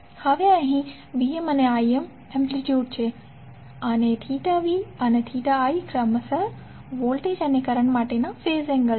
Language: Gujarati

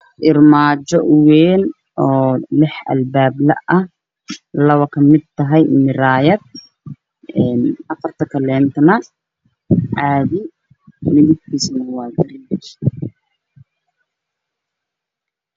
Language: Somali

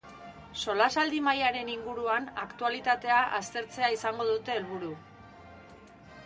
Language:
Basque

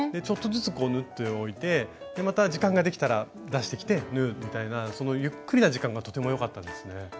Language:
Japanese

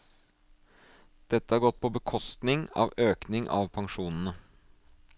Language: Norwegian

